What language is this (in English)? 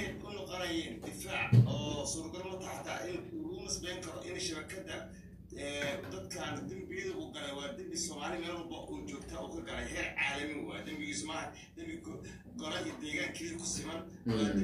Arabic